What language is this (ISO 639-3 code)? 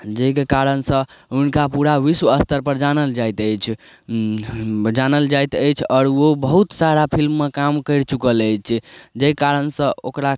mai